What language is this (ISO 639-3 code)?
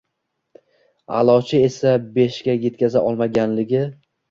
uzb